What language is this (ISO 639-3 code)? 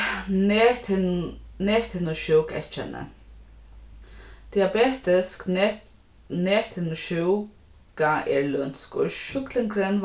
fao